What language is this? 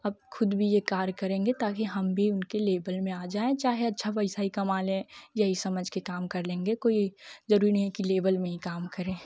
Hindi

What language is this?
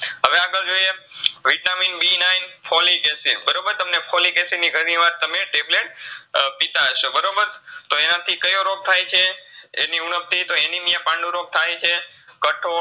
Gujarati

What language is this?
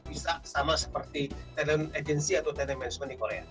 Indonesian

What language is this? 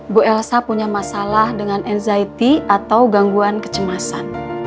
Indonesian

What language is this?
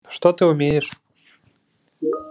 Russian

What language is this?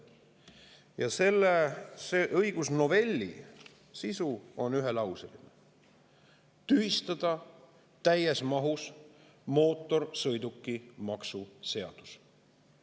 Estonian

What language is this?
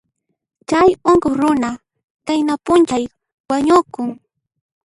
Puno Quechua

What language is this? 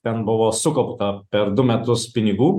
Lithuanian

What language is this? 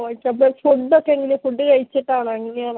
Malayalam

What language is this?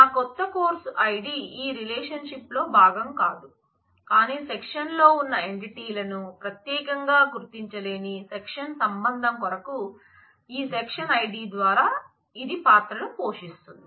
Telugu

